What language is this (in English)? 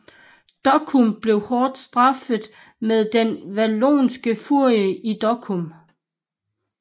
Danish